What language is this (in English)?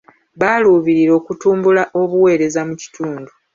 Ganda